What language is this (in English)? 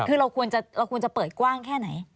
Thai